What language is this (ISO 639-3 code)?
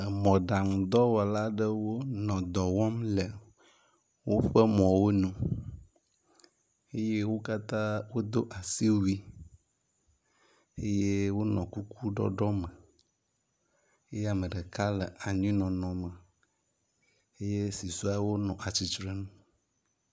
ewe